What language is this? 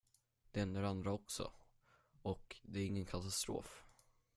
Swedish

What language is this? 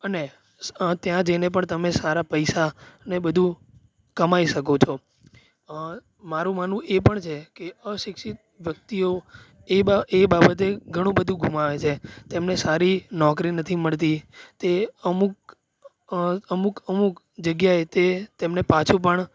Gujarati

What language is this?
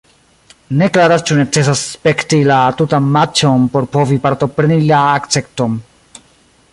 Esperanto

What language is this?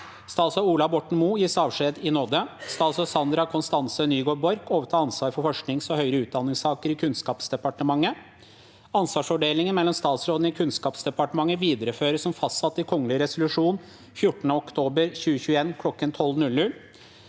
Norwegian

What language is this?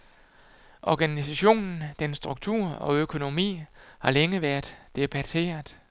Danish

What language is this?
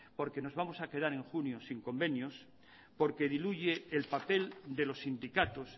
Spanish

